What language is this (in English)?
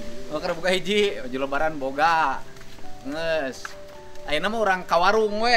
Indonesian